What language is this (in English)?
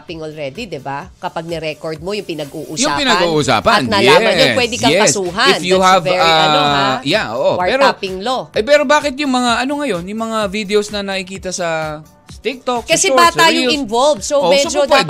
Filipino